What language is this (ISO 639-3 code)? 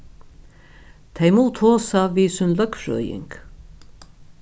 fao